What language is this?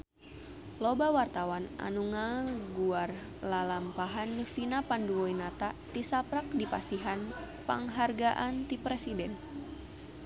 Sundanese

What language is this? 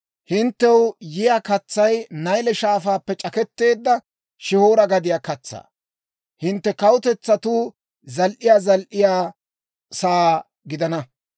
Dawro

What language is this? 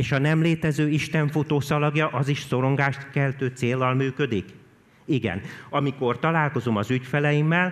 Hungarian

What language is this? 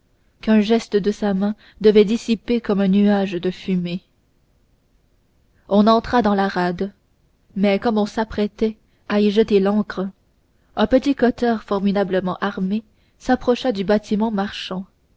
French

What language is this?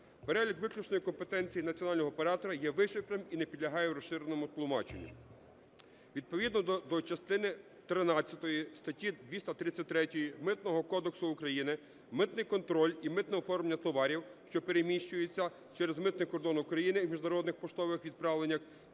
Ukrainian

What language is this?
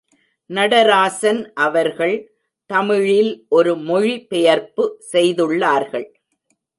Tamil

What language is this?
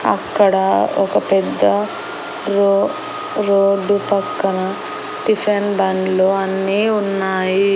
Telugu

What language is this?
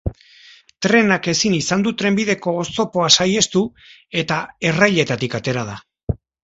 Basque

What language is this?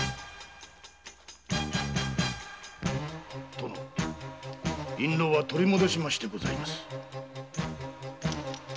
Japanese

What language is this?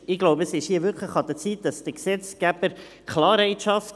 Swiss German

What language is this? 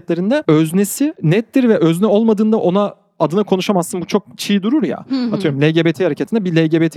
Turkish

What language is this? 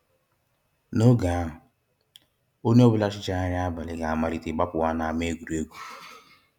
Igbo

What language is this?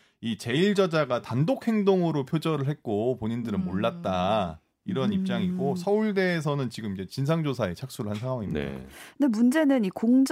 Korean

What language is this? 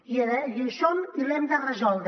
Catalan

